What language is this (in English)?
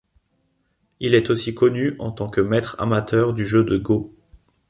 French